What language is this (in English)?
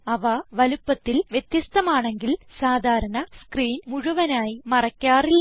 Malayalam